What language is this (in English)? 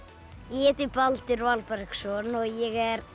Icelandic